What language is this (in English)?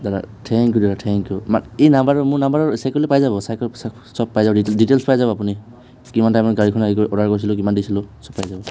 Assamese